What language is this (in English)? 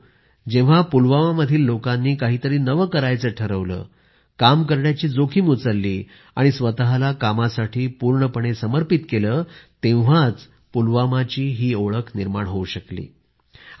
Marathi